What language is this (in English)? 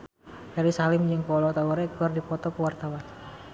Sundanese